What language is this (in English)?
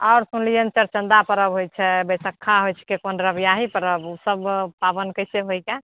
Maithili